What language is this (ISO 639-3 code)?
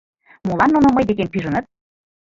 chm